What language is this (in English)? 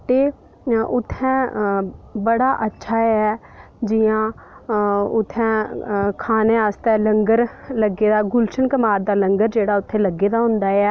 Dogri